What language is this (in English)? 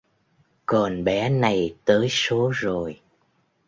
Vietnamese